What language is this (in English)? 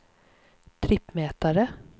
Swedish